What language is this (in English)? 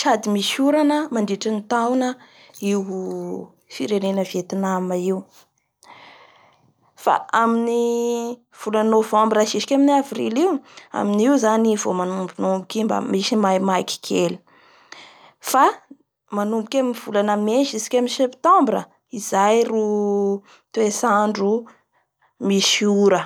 Bara Malagasy